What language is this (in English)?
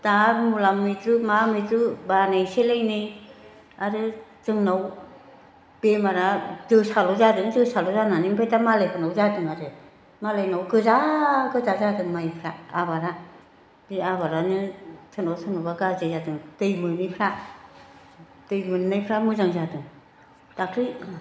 Bodo